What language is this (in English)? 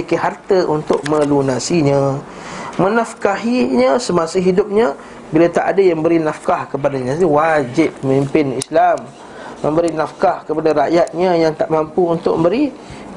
Malay